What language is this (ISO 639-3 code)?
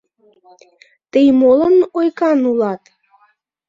chm